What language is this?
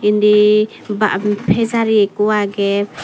Chakma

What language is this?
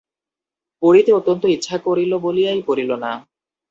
Bangla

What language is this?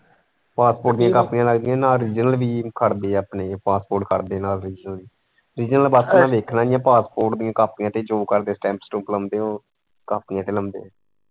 Punjabi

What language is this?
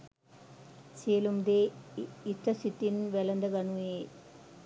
Sinhala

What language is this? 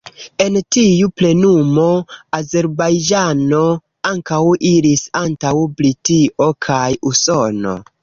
Esperanto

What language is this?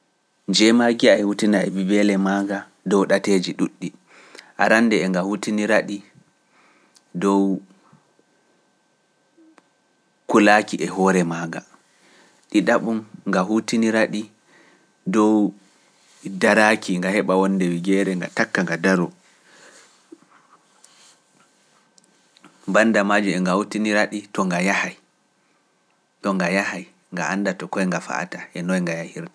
Pular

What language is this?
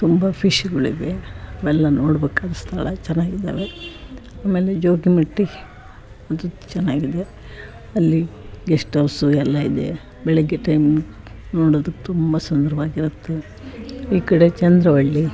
Kannada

